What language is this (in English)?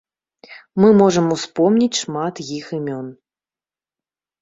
Belarusian